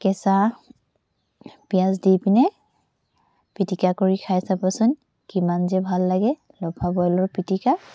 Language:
Assamese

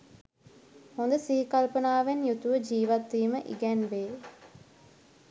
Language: Sinhala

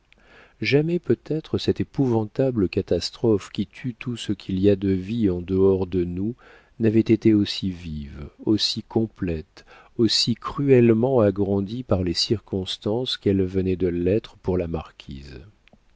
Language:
French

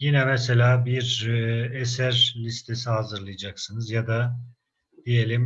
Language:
Turkish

